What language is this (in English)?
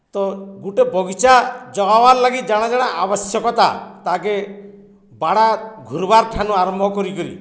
Odia